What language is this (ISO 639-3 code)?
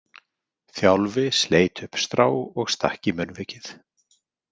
isl